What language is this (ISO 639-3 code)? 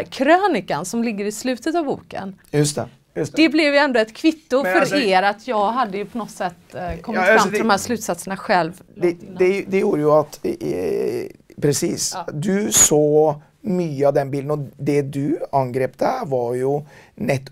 swe